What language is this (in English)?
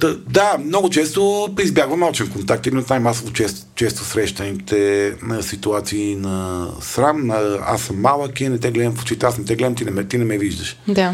Bulgarian